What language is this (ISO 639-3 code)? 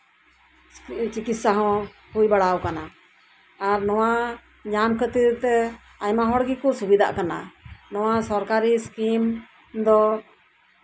sat